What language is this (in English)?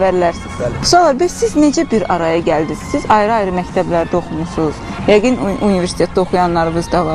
Turkish